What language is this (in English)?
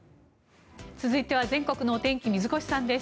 Japanese